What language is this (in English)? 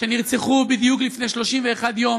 Hebrew